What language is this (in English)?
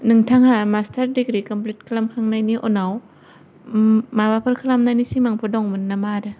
Bodo